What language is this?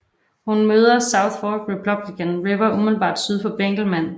Danish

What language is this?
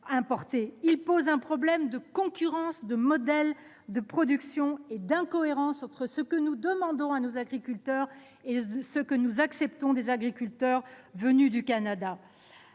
French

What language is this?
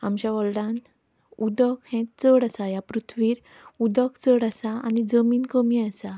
Konkani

